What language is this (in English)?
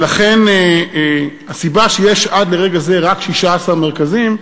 Hebrew